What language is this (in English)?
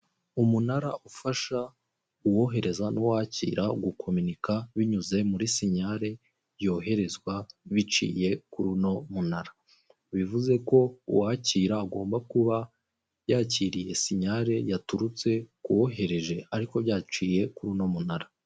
Kinyarwanda